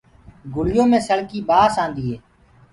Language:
Gurgula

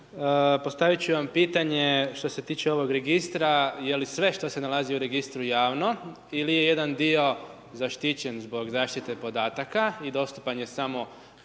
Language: Croatian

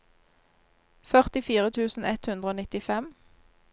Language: Norwegian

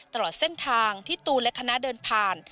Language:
Thai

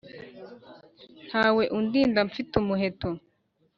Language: Kinyarwanda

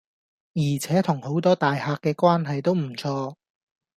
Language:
Cantonese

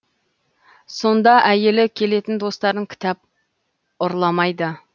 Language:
Kazakh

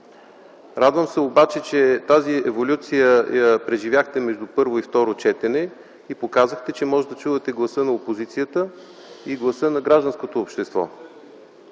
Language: Bulgarian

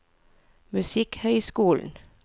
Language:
Norwegian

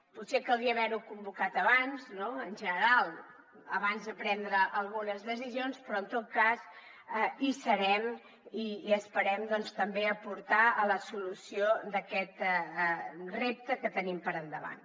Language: Catalan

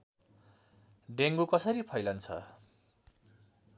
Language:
Nepali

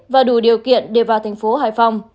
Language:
Vietnamese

